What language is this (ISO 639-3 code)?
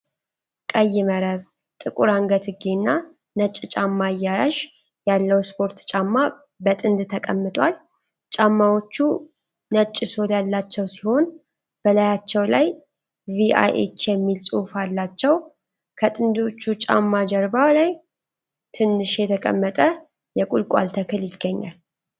amh